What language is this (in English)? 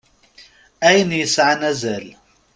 Kabyle